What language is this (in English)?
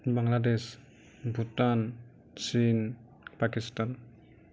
Assamese